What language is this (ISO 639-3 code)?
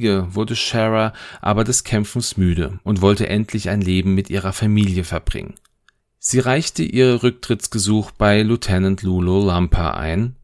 deu